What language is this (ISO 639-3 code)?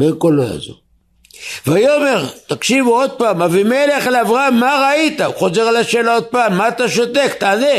heb